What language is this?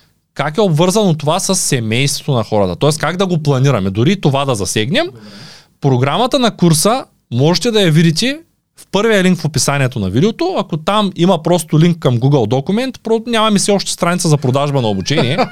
Bulgarian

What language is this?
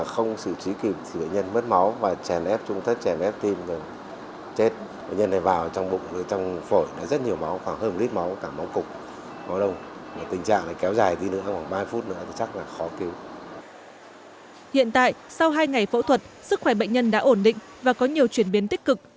Vietnamese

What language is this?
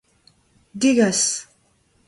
Breton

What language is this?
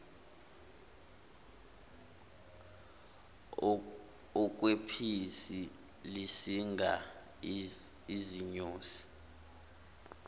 Zulu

